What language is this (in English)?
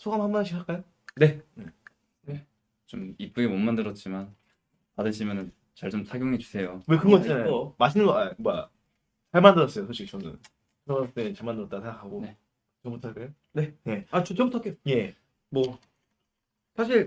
Korean